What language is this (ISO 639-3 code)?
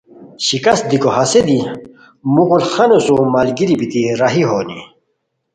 khw